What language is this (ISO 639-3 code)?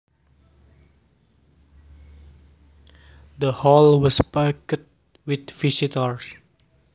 jav